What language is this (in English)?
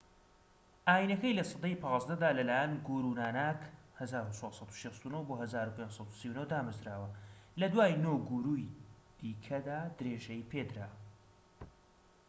Central Kurdish